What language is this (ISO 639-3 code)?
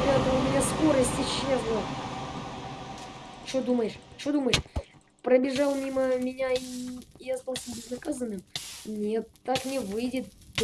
rus